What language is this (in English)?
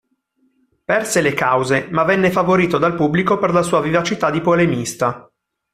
Italian